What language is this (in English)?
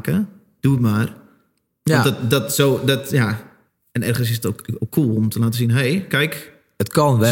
Dutch